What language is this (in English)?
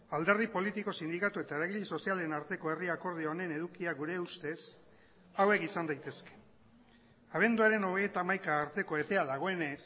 Basque